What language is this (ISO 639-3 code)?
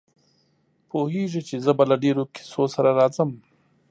pus